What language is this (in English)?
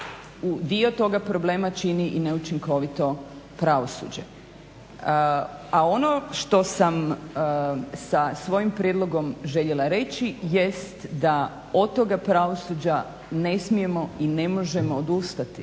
Croatian